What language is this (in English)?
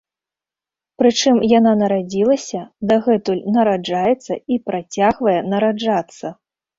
Belarusian